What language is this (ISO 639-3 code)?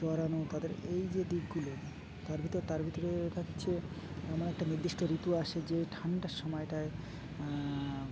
ben